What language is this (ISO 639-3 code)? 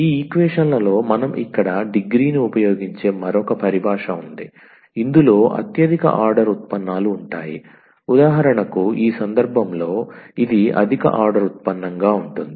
tel